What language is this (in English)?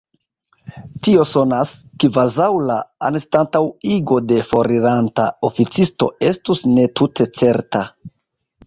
Esperanto